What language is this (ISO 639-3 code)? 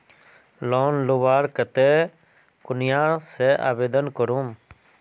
mag